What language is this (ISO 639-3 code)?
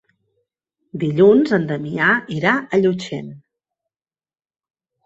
cat